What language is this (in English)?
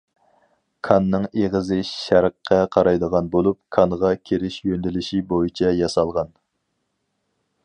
Uyghur